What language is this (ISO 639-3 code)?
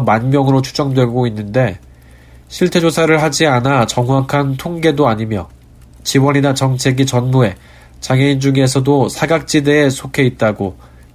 kor